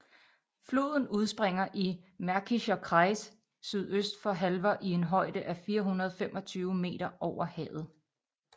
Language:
Danish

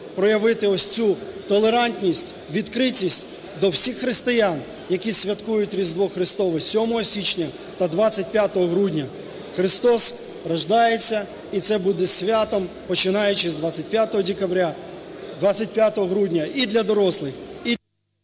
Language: Ukrainian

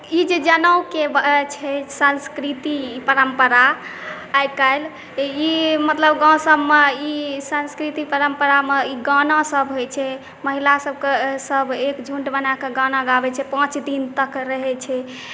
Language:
Maithili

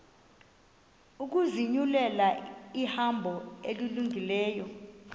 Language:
Xhosa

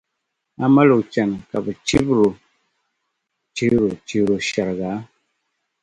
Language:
Dagbani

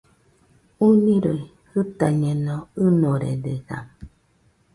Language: Nüpode Huitoto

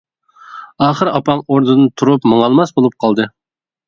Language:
Uyghur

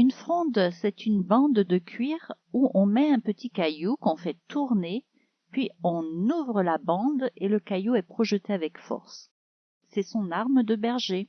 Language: French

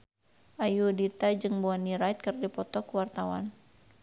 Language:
Sundanese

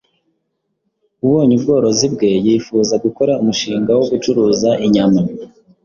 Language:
Kinyarwanda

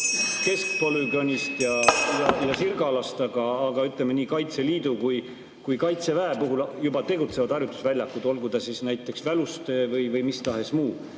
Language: Estonian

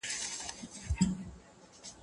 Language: Pashto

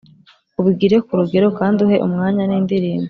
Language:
Kinyarwanda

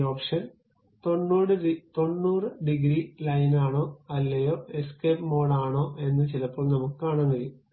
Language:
Malayalam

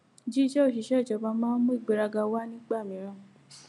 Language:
Yoruba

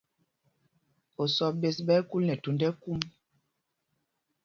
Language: Mpumpong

